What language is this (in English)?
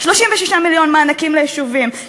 Hebrew